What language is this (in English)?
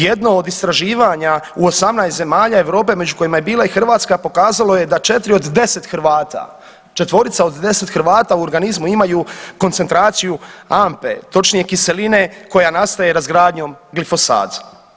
Croatian